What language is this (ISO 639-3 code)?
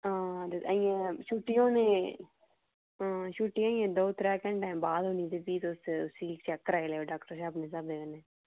doi